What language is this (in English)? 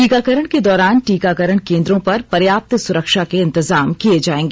Hindi